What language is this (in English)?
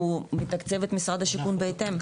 Hebrew